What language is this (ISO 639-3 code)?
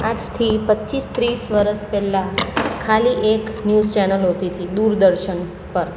guj